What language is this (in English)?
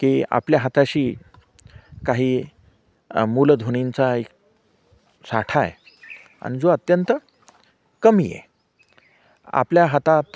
Marathi